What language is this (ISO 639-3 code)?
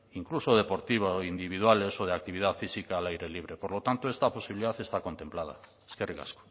spa